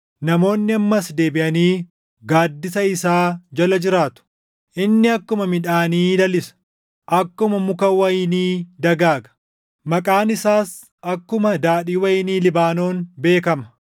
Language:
Oromo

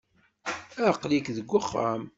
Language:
Kabyle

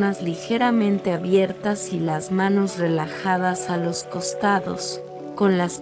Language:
Spanish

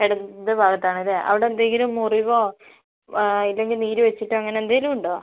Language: Malayalam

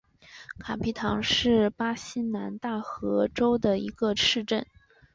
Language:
Chinese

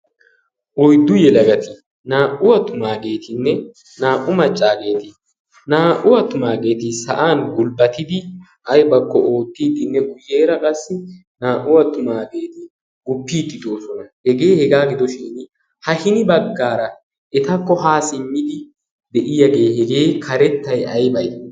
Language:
Wolaytta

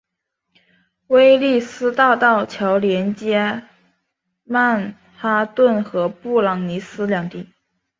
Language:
Chinese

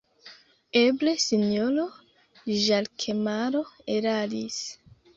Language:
Esperanto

